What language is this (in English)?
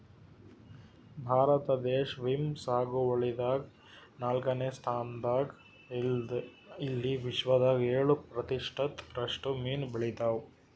Kannada